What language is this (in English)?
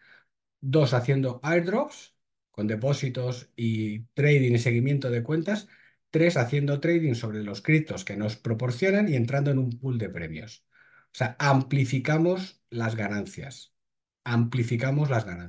Spanish